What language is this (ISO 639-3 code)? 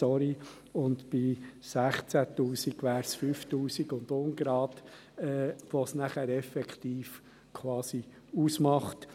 gsw